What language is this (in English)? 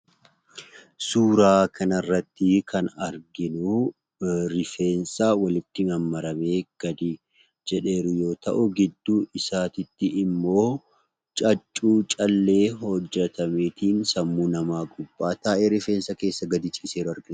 Oromo